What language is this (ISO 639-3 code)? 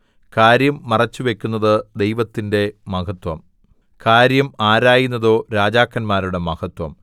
mal